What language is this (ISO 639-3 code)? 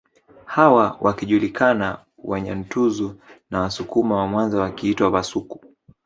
swa